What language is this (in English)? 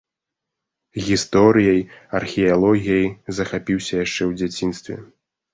Belarusian